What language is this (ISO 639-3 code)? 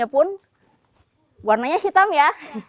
ind